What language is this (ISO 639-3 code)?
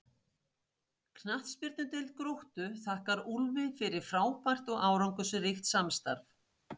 isl